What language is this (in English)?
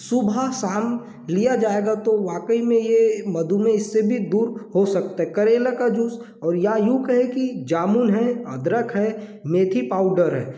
Hindi